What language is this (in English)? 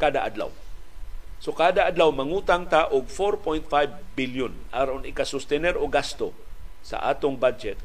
Filipino